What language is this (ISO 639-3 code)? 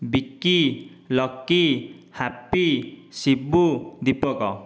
ori